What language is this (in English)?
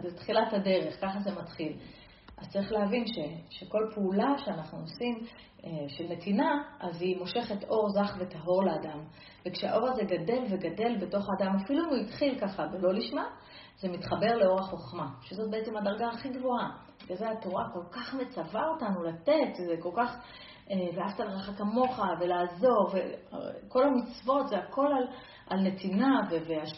Hebrew